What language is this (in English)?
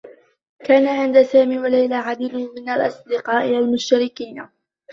Arabic